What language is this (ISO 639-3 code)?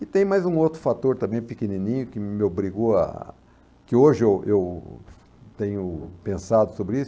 por